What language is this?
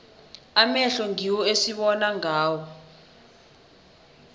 South Ndebele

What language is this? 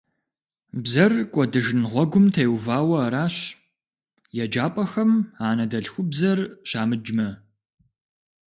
Kabardian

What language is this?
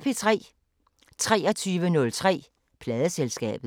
Danish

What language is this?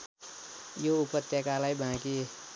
Nepali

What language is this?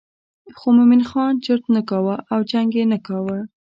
Pashto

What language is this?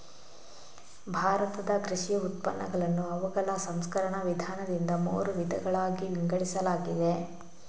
Kannada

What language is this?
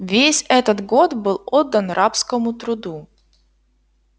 Russian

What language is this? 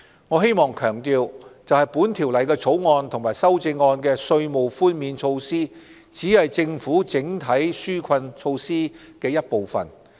Cantonese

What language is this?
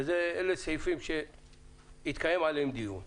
Hebrew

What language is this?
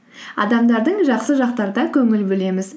Kazakh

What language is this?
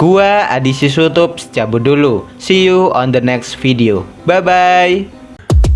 Indonesian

